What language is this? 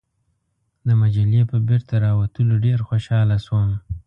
Pashto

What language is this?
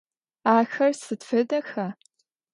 Adyghe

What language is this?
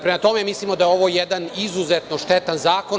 Serbian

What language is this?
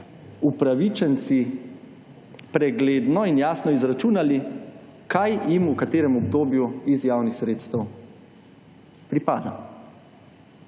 Slovenian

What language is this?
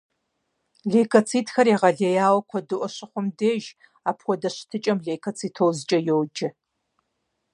Kabardian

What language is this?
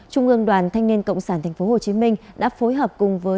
Vietnamese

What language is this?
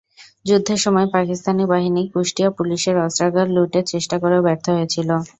Bangla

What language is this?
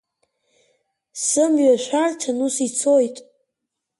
Abkhazian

